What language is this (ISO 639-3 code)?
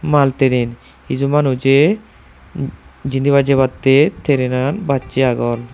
ccp